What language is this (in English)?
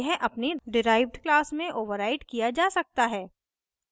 Hindi